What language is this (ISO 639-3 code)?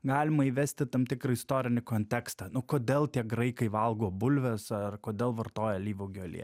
lit